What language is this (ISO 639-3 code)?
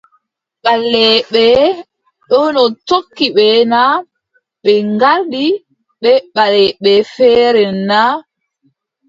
fub